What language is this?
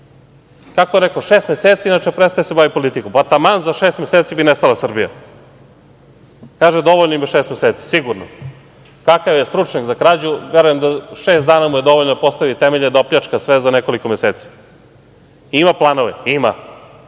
Serbian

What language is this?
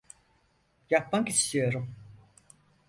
Turkish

